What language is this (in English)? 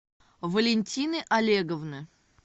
Russian